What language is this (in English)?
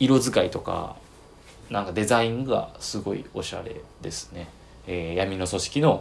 Japanese